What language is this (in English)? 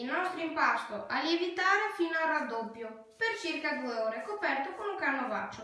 Italian